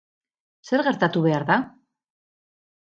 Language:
Basque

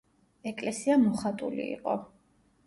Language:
Georgian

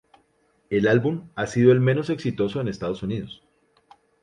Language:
Spanish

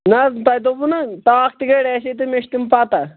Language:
Kashmiri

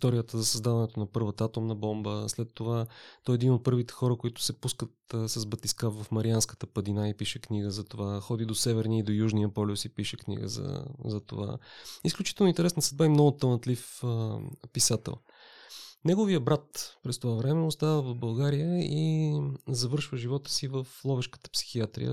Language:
Bulgarian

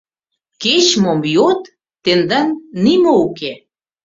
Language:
Mari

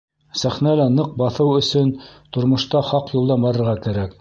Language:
Bashkir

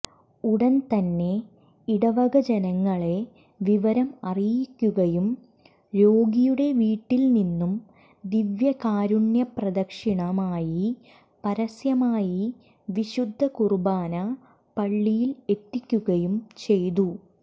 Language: Malayalam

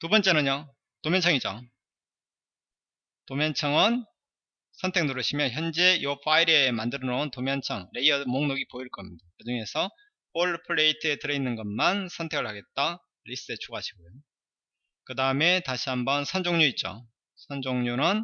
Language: Korean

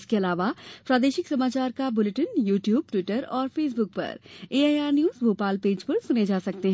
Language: Hindi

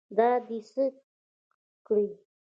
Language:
Pashto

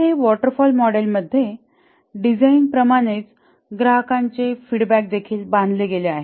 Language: Marathi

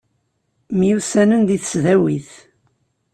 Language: Kabyle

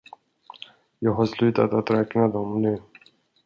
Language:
Swedish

